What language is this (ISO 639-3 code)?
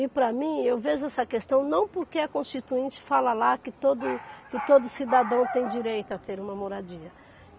por